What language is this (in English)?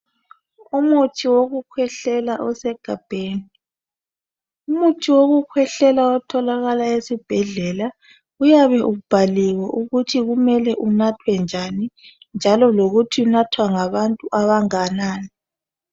North Ndebele